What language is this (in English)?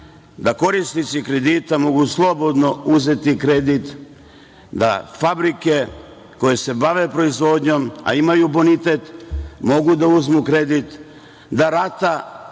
Serbian